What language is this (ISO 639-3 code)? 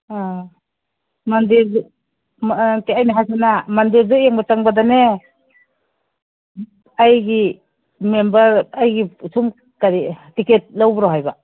mni